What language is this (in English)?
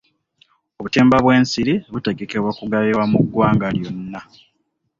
Ganda